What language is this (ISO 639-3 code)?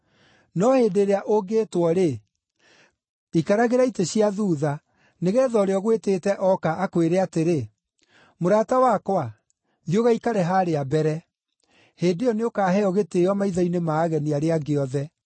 kik